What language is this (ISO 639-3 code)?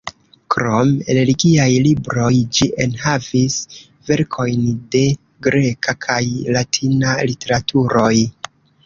epo